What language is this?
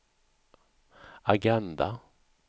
Swedish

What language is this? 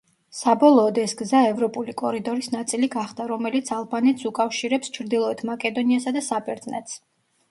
Georgian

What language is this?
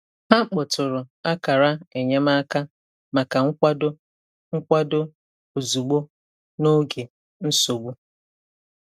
Igbo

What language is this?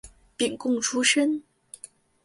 Chinese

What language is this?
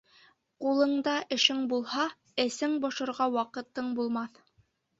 Bashkir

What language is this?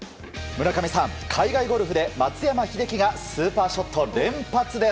Japanese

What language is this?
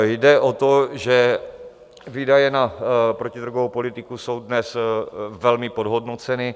Czech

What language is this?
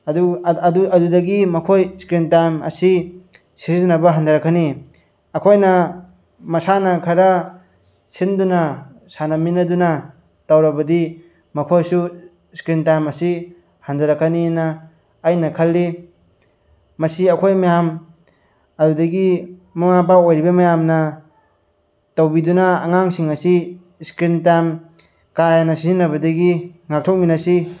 Manipuri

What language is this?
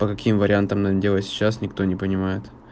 Russian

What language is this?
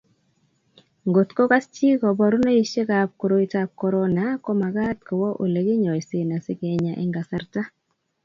Kalenjin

